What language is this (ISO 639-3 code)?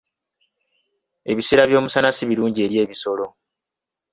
lug